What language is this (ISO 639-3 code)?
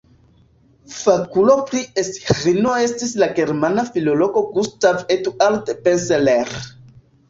epo